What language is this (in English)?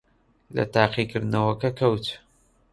Central Kurdish